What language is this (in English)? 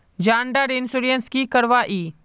Magahi